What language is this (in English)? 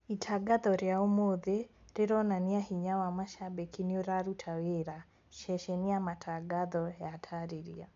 Kikuyu